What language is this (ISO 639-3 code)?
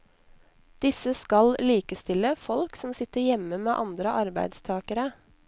nor